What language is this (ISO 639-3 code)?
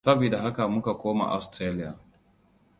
hau